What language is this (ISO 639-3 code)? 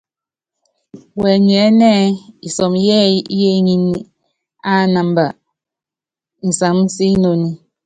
yav